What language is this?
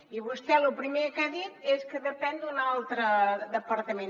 Catalan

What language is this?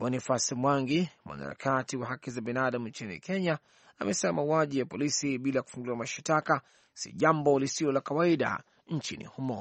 Swahili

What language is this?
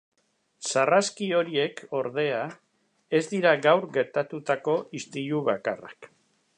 Basque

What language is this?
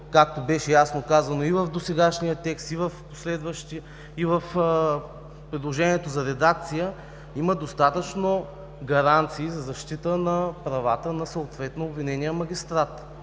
Bulgarian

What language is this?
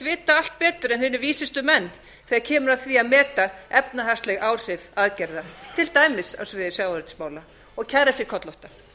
Icelandic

